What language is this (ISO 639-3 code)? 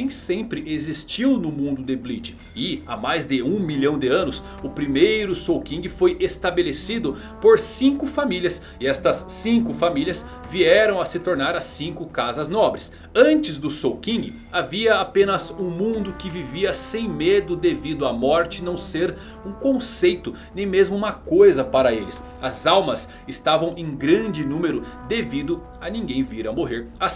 por